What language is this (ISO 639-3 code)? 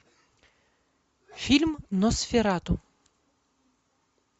rus